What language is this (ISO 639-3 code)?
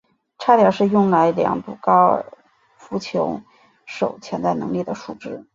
zho